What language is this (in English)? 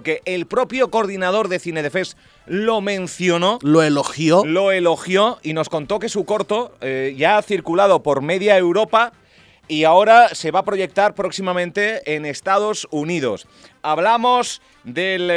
Spanish